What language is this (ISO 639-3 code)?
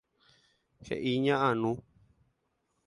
grn